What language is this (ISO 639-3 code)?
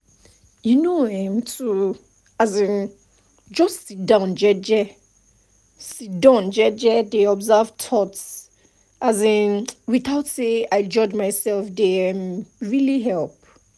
pcm